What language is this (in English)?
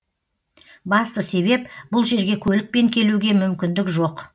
Kazakh